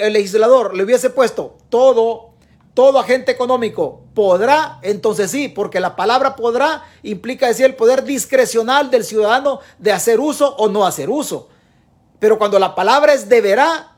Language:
Spanish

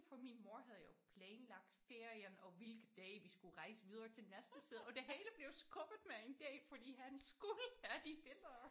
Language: Danish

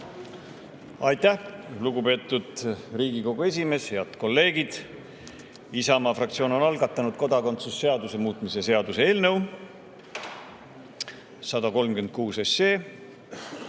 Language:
Estonian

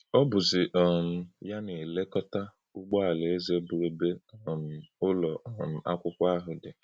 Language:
Igbo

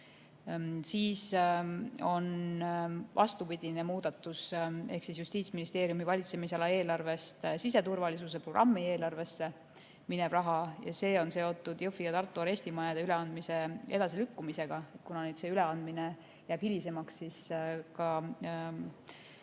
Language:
Estonian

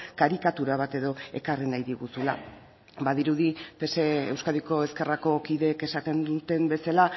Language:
Basque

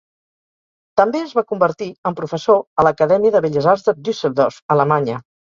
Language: Catalan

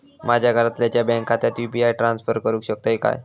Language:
Marathi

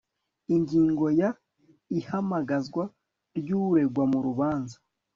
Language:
Kinyarwanda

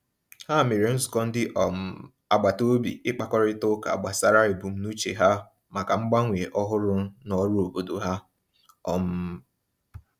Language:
Igbo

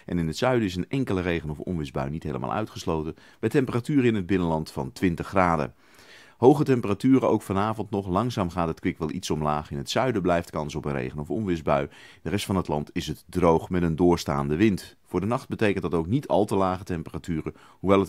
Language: Dutch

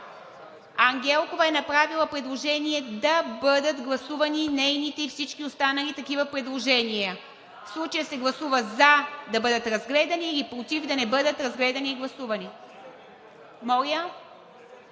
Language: Bulgarian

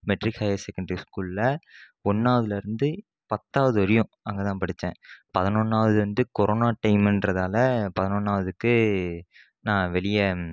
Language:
Tamil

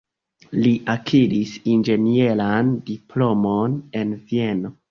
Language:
Esperanto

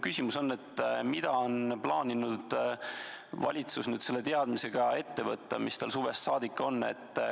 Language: Estonian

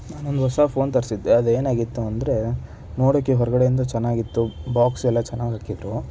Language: Kannada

